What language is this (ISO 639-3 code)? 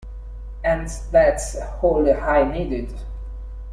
eng